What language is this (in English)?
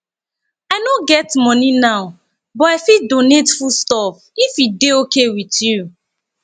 Nigerian Pidgin